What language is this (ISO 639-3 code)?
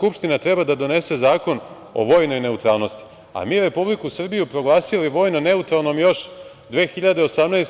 srp